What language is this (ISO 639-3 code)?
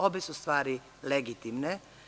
srp